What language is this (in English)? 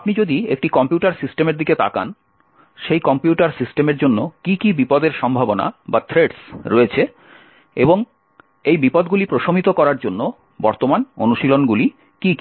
Bangla